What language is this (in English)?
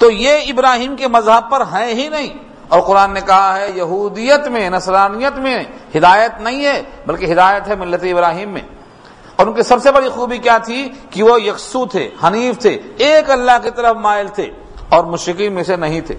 Urdu